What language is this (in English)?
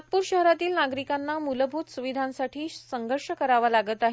Marathi